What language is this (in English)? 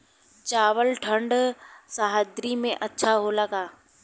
Bhojpuri